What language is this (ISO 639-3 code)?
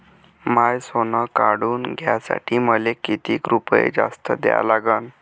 mar